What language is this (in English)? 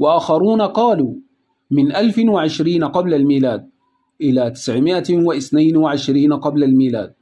Arabic